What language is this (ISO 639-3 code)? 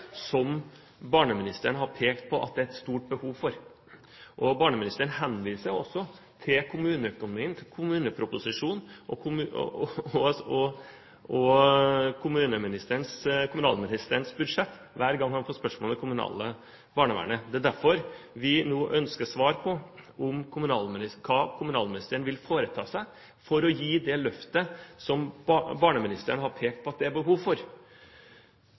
nob